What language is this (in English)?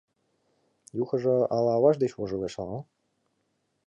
Mari